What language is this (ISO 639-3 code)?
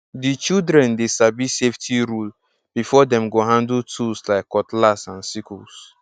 pcm